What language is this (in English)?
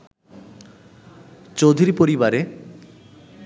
Bangla